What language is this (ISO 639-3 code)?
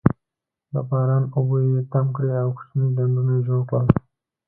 pus